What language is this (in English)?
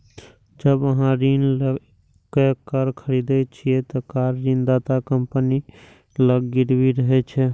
Maithili